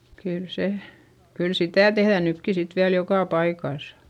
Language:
Finnish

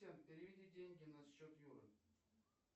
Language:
Russian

